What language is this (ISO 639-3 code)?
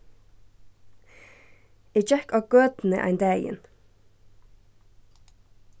fao